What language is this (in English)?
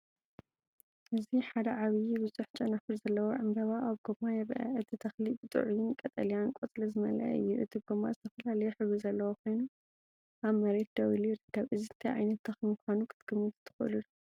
Tigrinya